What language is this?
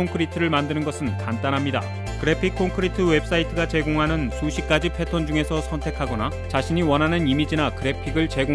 Korean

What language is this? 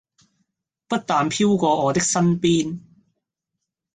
Cantonese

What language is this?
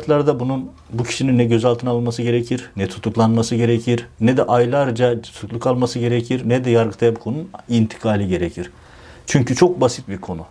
Turkish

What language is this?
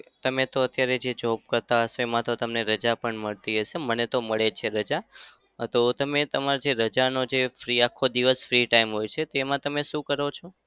Gujarati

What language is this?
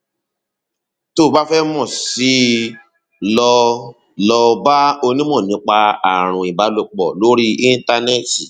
Yoruba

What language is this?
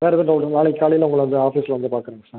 Tamil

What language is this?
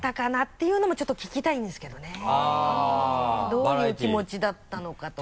Japanese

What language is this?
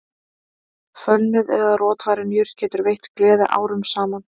Icelandic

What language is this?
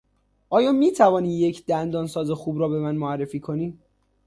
Persian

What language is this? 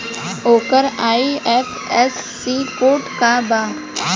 Bhojpuri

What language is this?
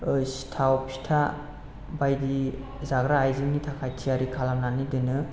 Bodo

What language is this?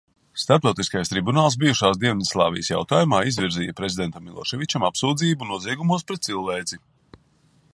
Latvian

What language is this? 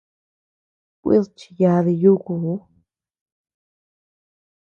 Tepeuxila Cuicatec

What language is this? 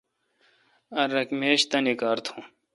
Kalkoti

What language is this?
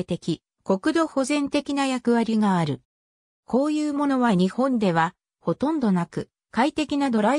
Japanese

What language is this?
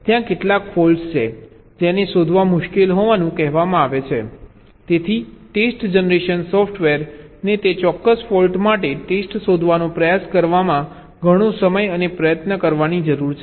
Gujarati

